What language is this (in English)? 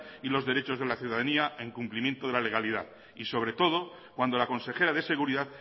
Spanish